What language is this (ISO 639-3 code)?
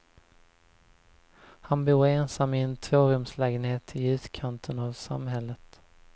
swe